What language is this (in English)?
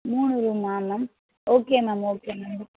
Tamil